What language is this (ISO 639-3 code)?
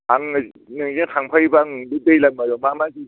brx